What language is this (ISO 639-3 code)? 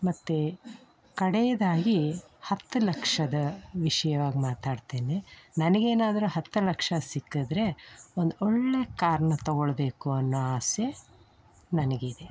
kan